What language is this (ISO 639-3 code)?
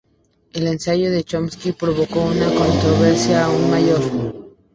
spa